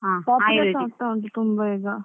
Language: Kannada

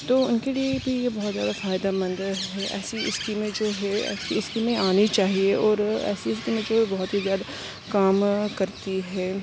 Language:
Urdu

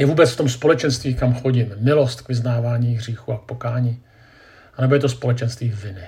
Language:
Czech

